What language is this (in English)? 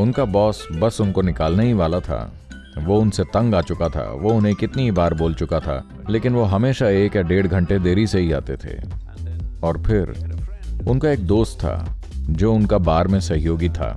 Hindi